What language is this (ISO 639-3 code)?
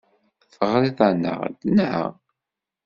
kab